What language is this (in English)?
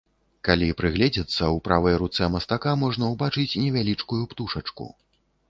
Belarusian